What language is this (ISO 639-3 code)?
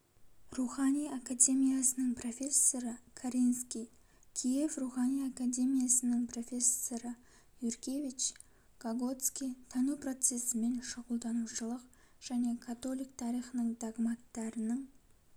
kaz